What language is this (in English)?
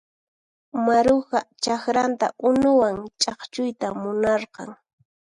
Puno Quechua